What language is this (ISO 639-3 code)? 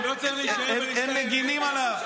heb